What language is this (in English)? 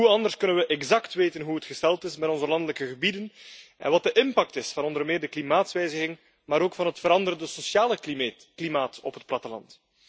Dutch